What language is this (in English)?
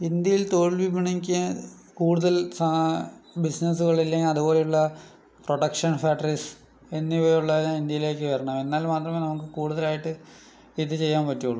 Malayalam